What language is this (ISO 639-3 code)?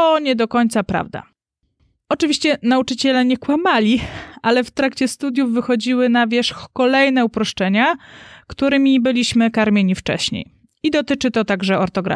pol